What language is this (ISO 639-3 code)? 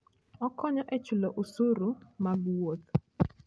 luo